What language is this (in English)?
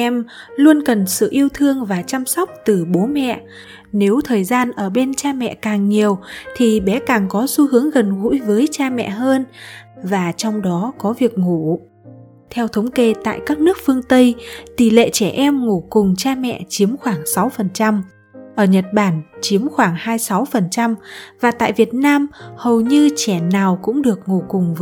Vietnamese